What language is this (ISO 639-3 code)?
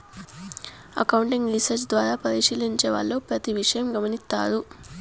tel